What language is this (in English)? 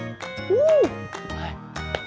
Vietnamese